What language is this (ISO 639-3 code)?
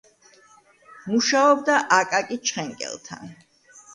kat